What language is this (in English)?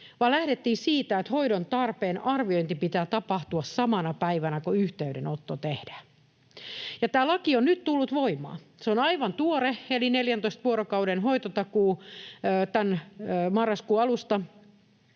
Finnish